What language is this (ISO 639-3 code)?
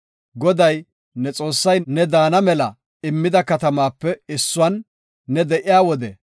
gof